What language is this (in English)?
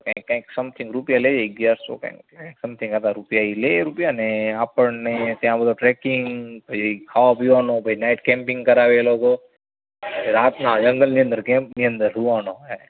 Gujarati